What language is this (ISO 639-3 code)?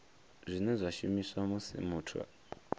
ven